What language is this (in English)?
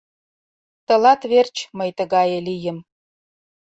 Mari